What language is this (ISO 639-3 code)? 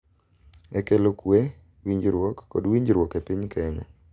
luo